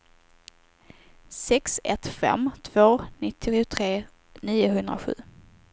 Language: Swedish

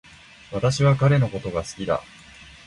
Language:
Japanese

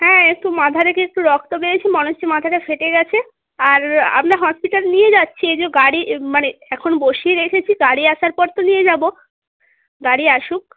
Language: Bangla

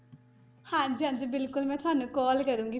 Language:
Punjabi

